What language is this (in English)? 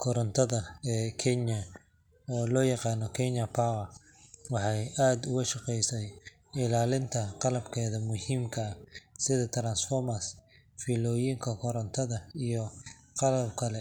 Somali